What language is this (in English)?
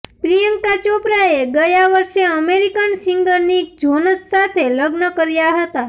Gujarati